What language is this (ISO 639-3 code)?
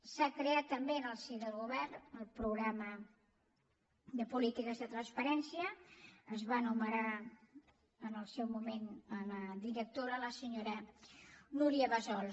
cat